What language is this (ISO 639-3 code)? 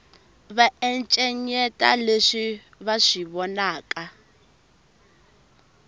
tso